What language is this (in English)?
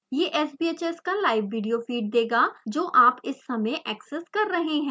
Hindi